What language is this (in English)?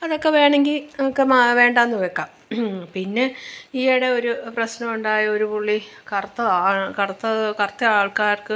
Malayalam